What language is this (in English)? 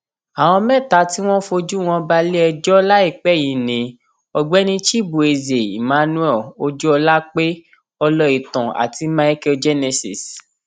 Yoruba